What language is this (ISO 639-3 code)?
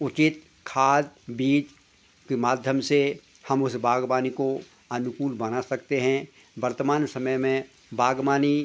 hin